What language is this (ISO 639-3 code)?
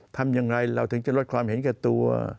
tha